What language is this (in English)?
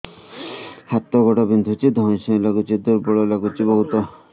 Odia